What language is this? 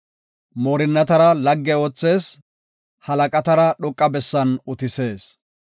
Gofa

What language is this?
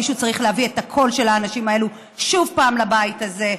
Hebrew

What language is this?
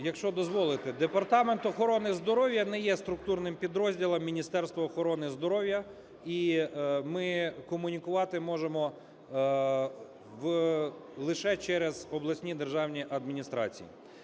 Ukrainian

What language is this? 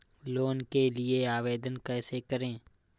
Hindi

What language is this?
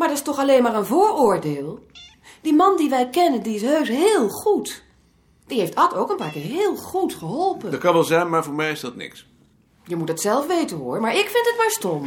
Dutch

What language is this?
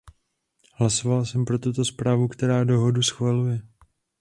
Czech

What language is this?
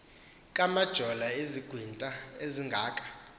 Xhosa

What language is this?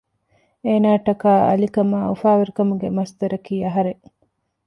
Divehi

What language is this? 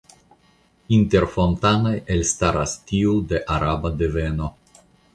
Esperanto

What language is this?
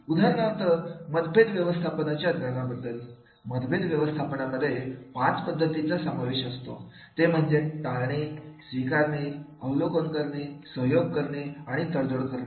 Marathi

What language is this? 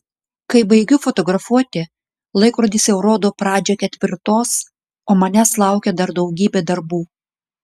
Lithuanian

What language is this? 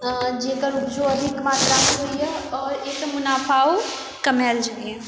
Maithili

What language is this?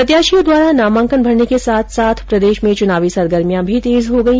Hindi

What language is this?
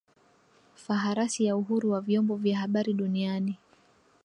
Swahili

